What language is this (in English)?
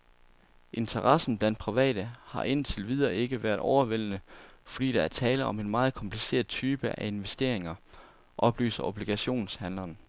Danish